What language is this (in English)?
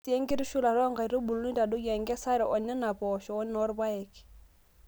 Masai